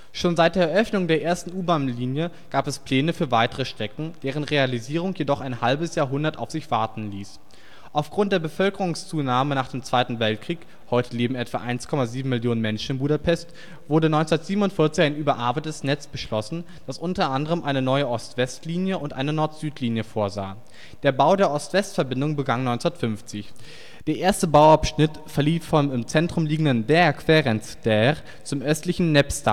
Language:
German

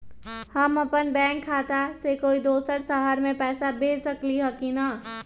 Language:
Magahi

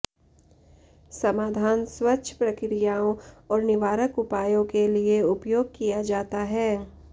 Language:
Hindi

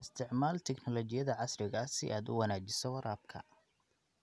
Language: Somali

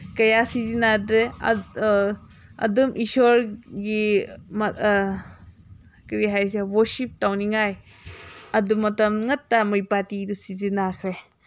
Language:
Manipuri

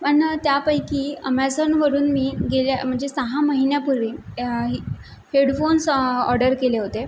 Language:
Marathi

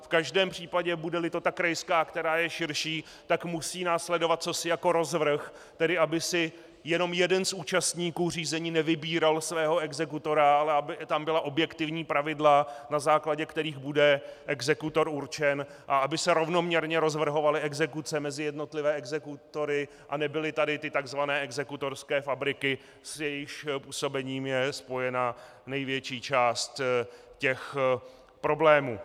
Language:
Czech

